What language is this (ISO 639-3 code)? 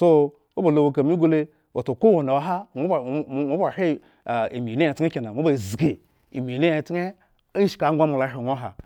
ego